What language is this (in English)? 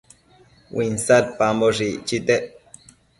Matsés